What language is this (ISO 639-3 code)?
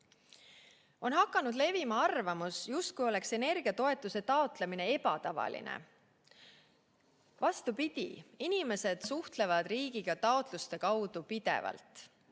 est